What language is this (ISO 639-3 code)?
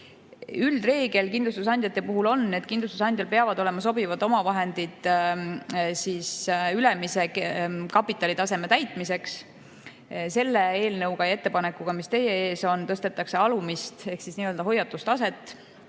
est